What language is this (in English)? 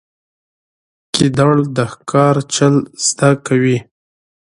Pashto